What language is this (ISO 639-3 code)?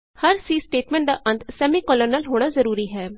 pan